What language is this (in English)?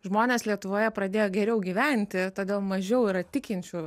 Lithuanian